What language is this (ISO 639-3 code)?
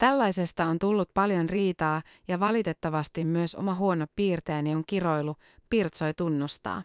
fin